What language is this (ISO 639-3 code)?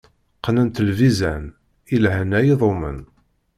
kab